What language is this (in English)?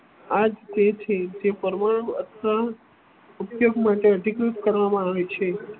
Gujarati